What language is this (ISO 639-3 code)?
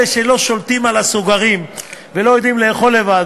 heb